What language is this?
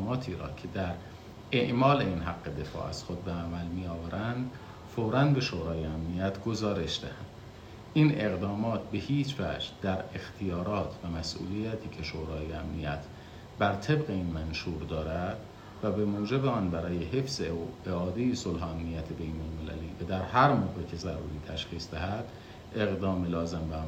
Persian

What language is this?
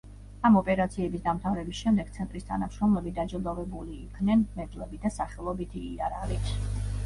Georgian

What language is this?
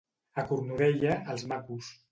Catalan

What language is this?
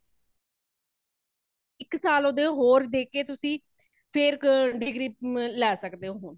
Punjabi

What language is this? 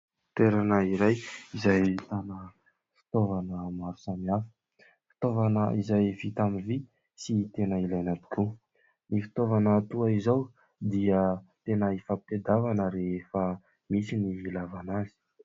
Malagasy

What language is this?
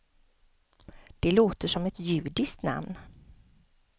Swedish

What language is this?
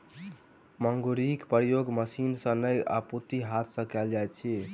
Maithili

